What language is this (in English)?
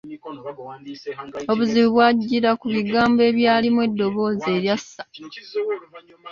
Ganda